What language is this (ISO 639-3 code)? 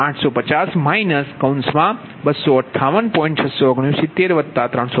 guj